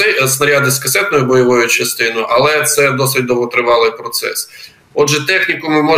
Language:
Ukrainian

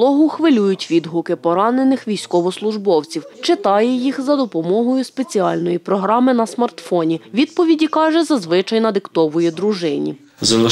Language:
Ukrainian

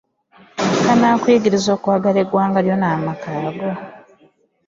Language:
Ganda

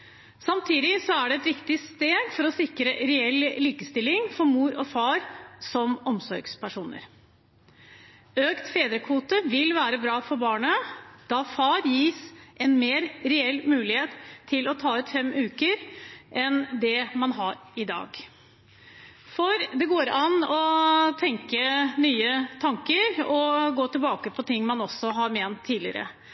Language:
Norwegian Bokmål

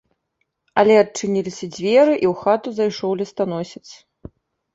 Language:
Belarusian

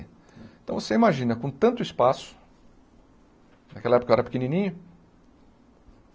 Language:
Portuguese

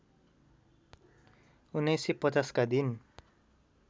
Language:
Nepali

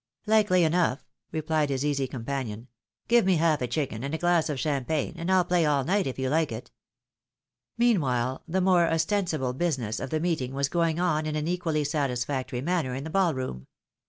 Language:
English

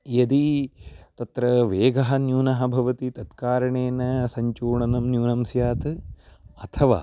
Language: Sanskrit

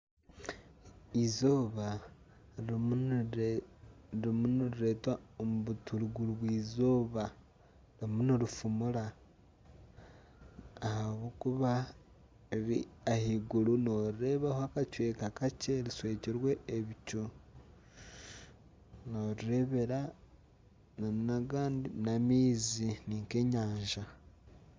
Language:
Nyankole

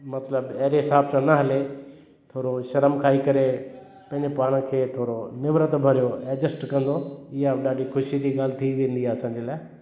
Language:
Sindhi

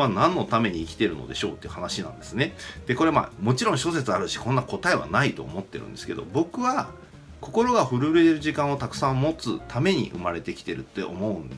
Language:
Japanese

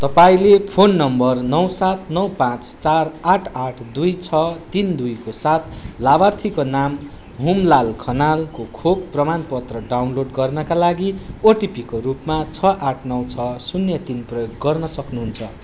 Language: Nepali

